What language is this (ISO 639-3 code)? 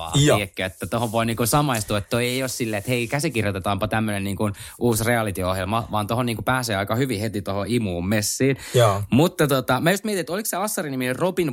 fin